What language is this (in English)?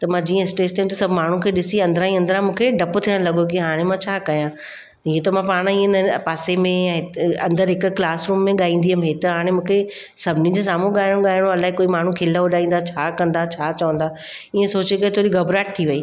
Sindhi